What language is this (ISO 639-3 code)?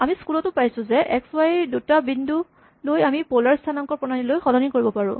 asm